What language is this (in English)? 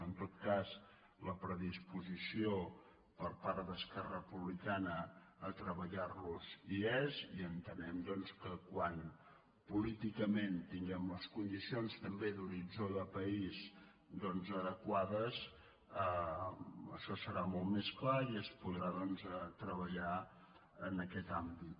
Catalan